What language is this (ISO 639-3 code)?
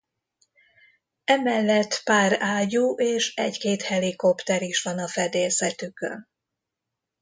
hun